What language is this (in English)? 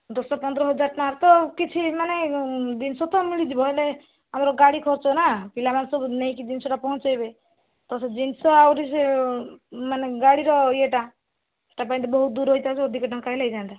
Odia